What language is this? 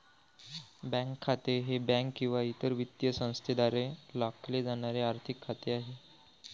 Marathi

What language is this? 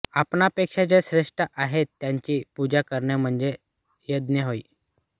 Marathi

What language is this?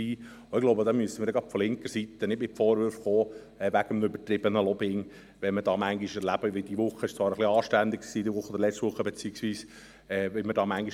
Swiss German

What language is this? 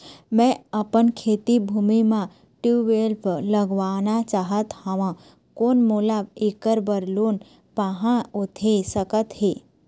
Chhattisgarhi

